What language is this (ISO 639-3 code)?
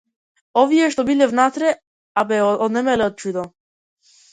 mkd